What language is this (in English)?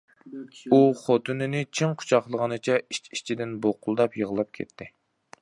Uyghur